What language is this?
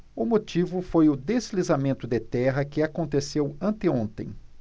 Portuguese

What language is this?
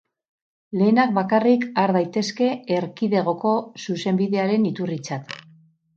Basque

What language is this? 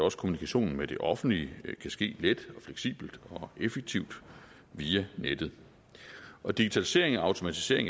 Danish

